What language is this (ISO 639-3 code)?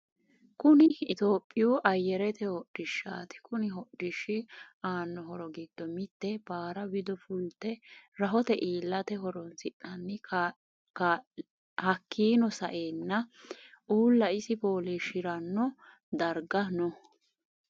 sid